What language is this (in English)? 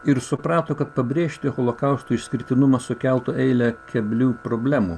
Lithuanian